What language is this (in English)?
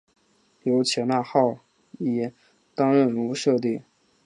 Chinese